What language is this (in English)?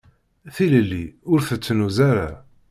Kabyle